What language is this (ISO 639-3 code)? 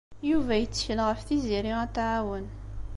kab